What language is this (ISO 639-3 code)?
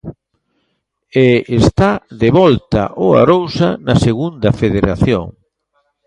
glg